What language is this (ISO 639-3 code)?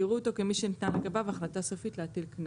heb